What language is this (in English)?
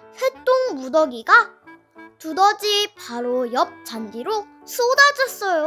Korean